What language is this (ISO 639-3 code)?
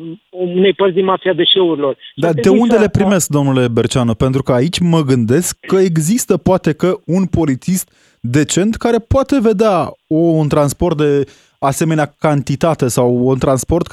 ron